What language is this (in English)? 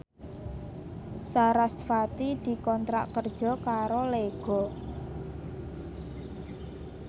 Javanese